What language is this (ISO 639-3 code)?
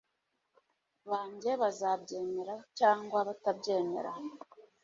kin